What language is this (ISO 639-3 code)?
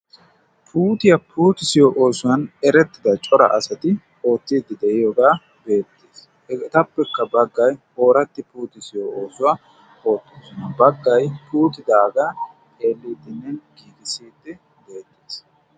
wal